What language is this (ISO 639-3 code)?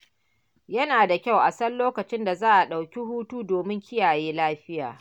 hau